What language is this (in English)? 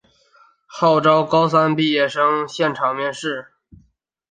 Chinese